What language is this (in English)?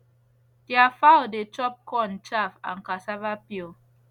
Nigerian Pidgin